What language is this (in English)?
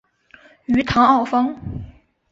Chinese